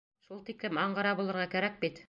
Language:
Bashkir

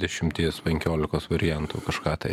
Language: Lithuanian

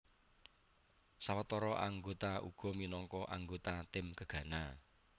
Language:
Javanese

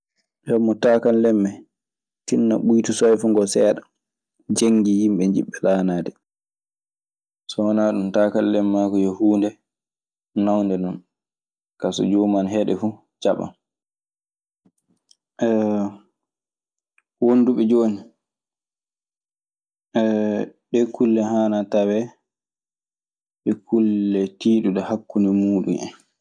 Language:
Maasina Fulfulde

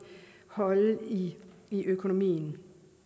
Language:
Danish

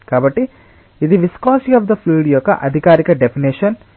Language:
Telugu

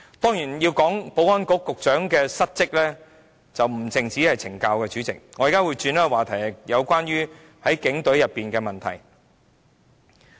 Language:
Cantonese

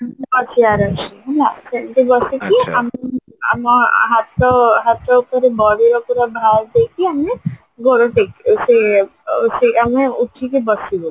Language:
Odia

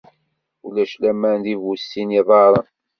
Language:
Kabyle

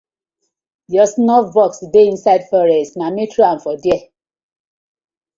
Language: Nigerian Pidgin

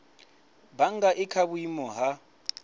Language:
Venda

